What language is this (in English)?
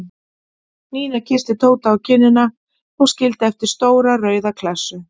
Icelandic